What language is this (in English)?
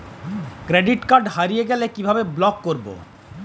Bangla